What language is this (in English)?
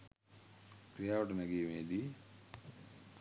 Sinhala